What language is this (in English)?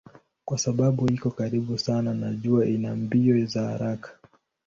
Swahili